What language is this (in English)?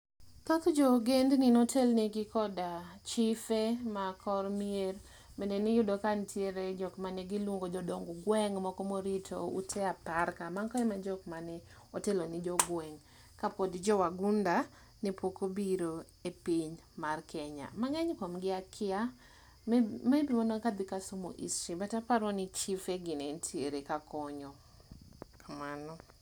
Luo (Kenya and Tanzania)